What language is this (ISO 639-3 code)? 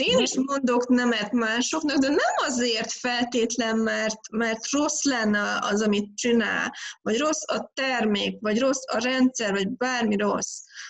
hun